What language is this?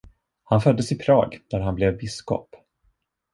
Swedish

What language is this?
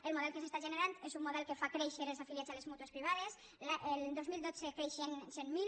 Catalan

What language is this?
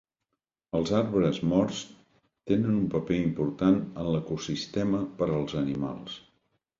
Catalan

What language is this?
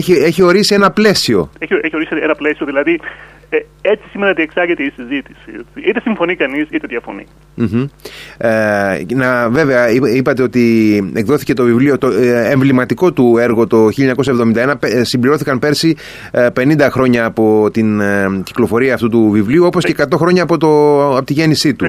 Greek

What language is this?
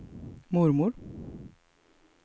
Swedish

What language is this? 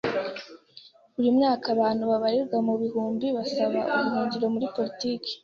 Kinyarwanda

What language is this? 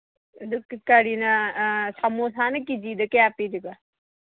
Manipuri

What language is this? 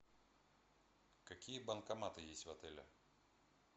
Russian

